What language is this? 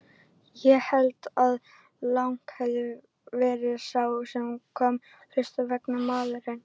Icelandic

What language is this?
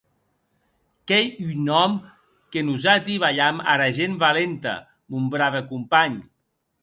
Occitan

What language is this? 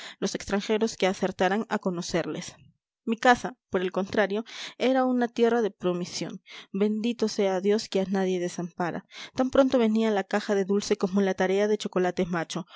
Spanish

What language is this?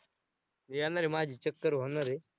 Marathi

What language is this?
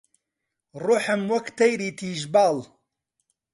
Central Kurdish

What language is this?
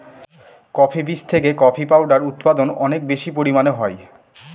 Bangla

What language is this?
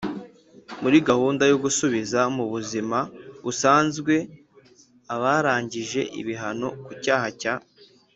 Kinyarwanda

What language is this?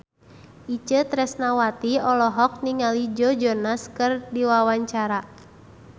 Sundanese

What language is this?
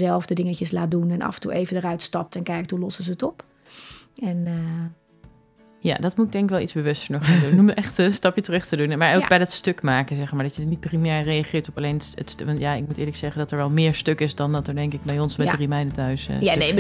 Dutch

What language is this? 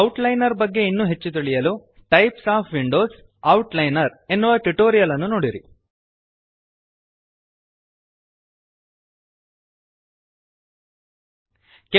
Kannada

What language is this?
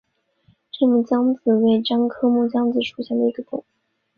Chinese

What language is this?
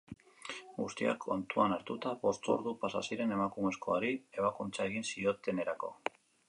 Basque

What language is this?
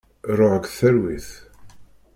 Kabyle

